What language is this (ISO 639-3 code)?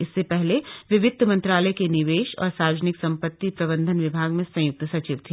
hin